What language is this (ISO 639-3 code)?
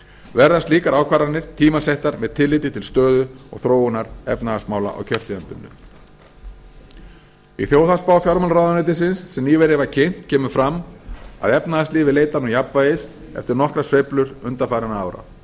isl